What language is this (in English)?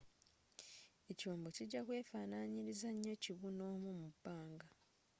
Ganda